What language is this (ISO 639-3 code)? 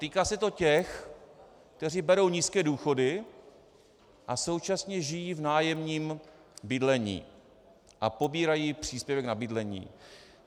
ces